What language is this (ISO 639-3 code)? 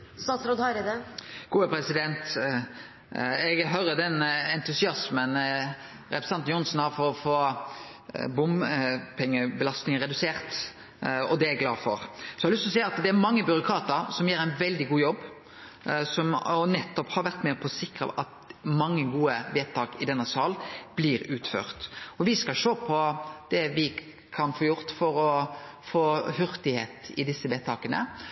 nno